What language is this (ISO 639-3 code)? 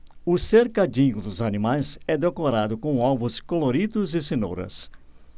por